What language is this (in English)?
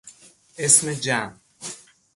Persian